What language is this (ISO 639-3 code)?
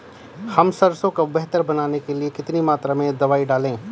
hin